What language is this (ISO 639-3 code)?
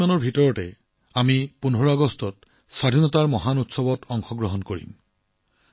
asm